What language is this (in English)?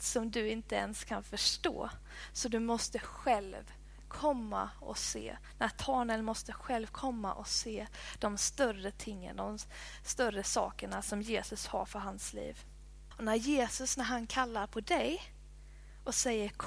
Swedish